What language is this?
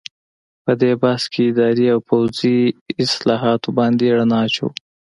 Pashto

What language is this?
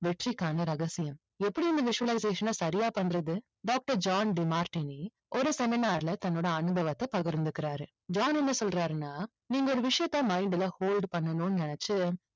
Tamil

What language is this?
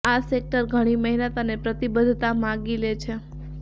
Gujarati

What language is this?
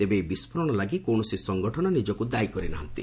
Odia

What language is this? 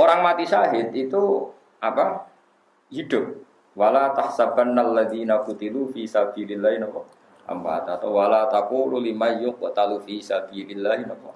Indonesian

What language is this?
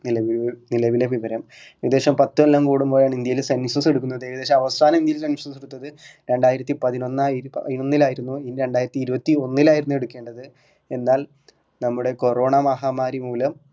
Malayalam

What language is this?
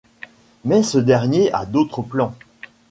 French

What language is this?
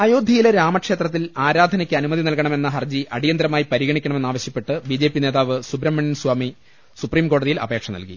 Malayalam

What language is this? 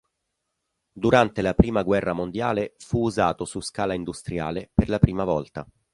Italian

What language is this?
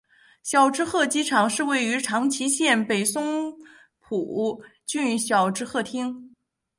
Chinese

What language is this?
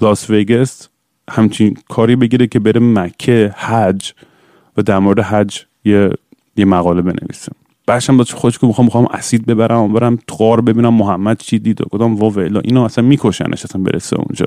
Persian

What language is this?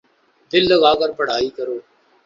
Urdu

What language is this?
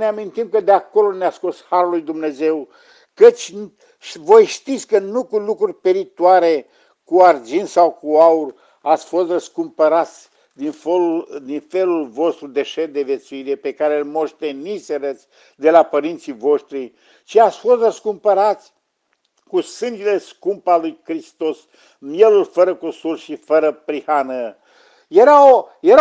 Romanian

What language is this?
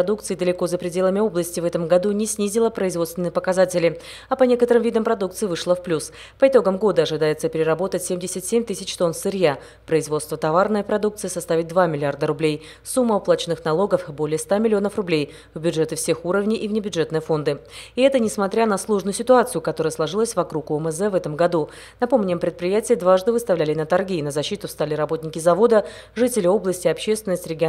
Russian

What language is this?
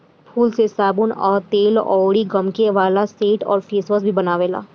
Bhojpuri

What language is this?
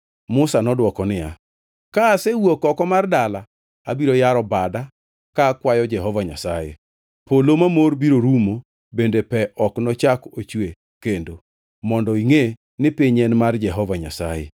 Luo (Kenya and Tanzania)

